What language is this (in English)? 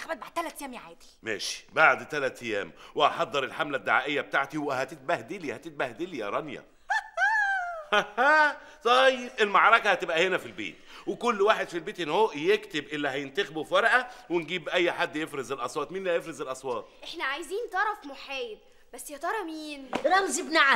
Arabic